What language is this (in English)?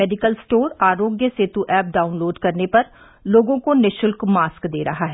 Hindi